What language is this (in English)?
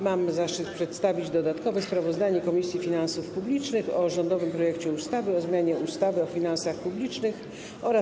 Polish